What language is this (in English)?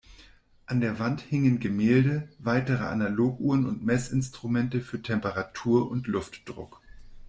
German